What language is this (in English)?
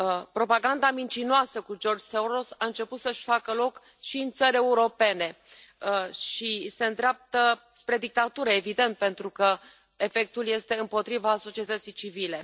Romanian